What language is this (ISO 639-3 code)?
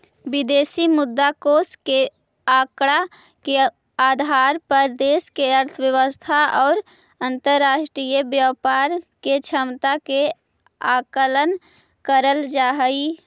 mag